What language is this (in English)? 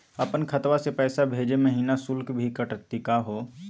Magahi